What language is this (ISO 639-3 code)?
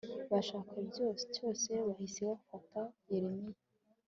kin